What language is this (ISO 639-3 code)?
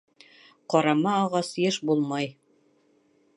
bak